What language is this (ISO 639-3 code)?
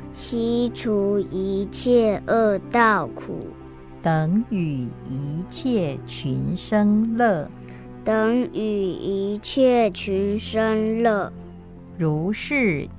zho